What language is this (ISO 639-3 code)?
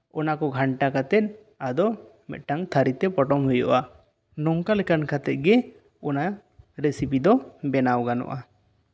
sat